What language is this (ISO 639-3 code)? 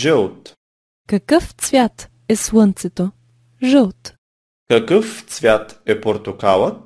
lit